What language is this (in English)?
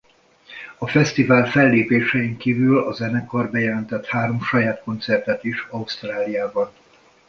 Hungarian